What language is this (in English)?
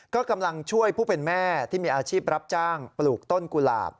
Thai